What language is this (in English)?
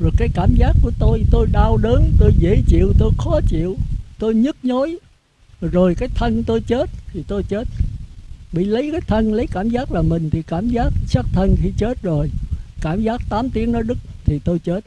Vietnamese